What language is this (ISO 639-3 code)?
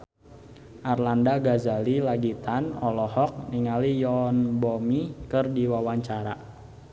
sun